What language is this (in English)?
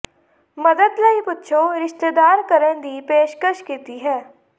Punjabi